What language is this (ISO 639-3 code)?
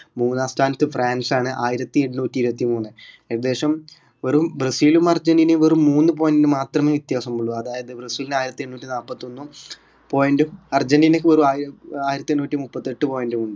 mal